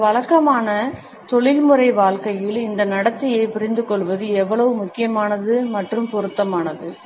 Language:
Tamil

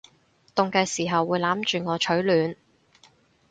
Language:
Cantonese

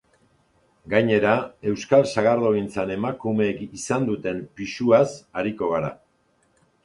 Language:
Basque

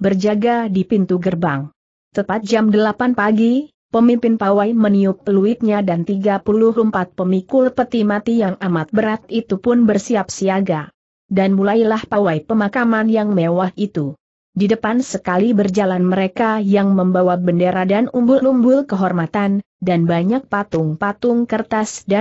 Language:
Indonesian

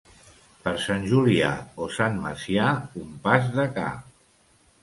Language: Catalan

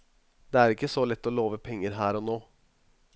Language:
Norwegian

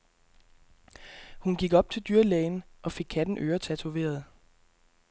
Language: Danish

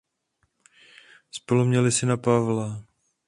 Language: Czech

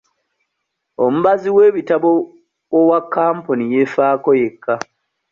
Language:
Ganda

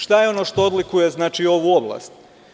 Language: Serbian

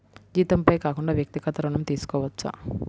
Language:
Telugu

